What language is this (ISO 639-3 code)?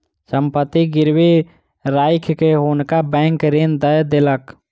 mai